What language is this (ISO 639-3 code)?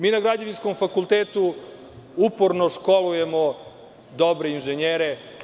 srp